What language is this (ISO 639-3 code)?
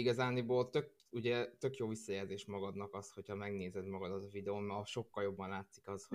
hun